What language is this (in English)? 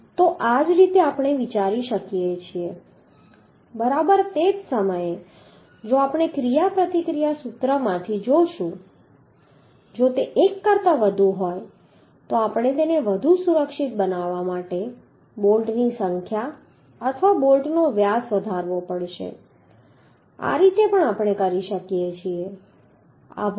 Gujarati